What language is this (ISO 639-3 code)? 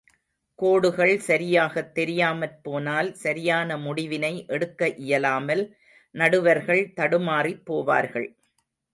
tam